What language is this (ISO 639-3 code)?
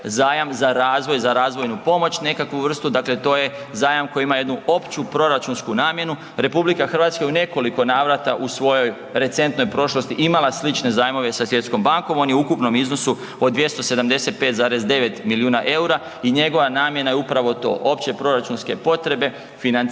hrv